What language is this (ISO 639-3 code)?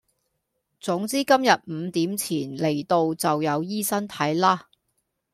yue